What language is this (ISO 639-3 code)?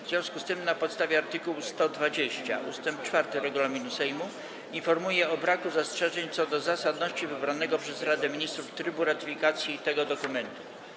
pol